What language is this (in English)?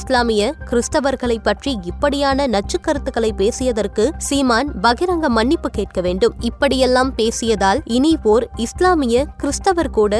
Tamil